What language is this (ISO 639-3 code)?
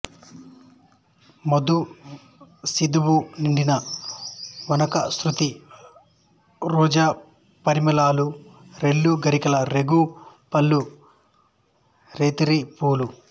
tel